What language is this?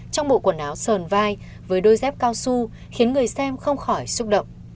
Vietnamese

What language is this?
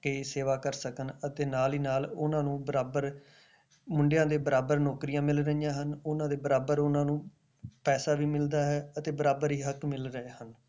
Punjabi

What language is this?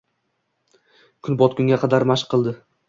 Uzbek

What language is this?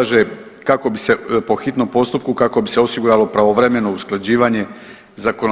Croatian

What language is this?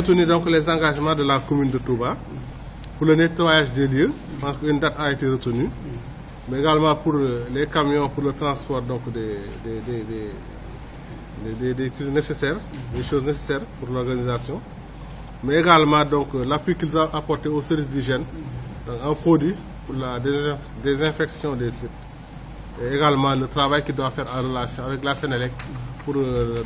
French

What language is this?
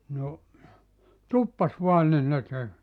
Finnish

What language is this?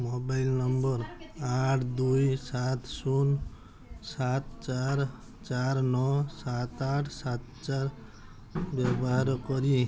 Odia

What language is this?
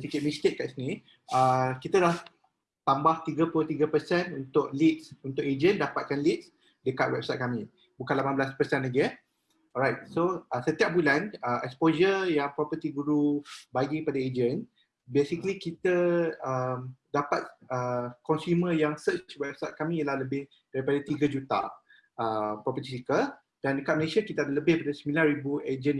Malay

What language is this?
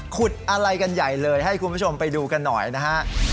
Thai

